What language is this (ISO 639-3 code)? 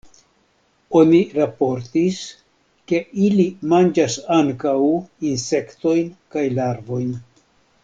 epo